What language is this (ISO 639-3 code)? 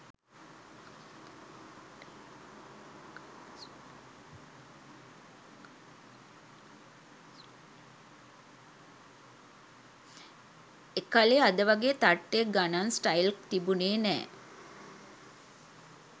sin